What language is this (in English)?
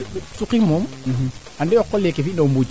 Serer